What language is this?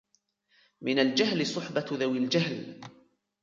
Arabic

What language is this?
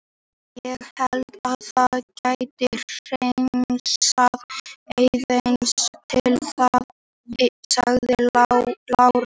Icelandic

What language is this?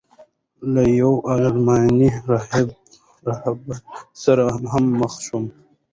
Pashto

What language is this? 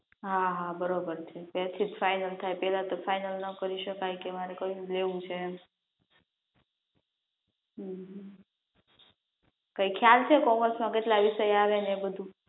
Gujarati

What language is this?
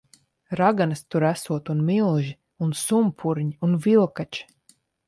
Latvian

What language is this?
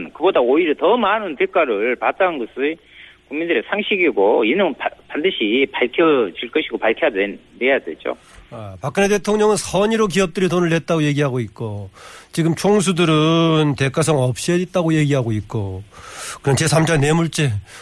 Korean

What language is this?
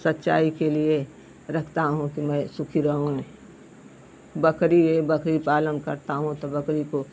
Hindi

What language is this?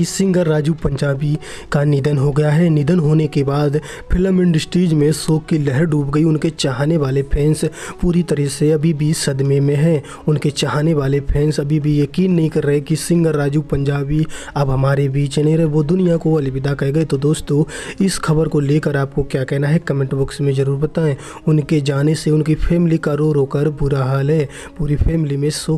Hindi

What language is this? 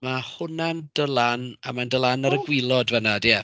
Welsh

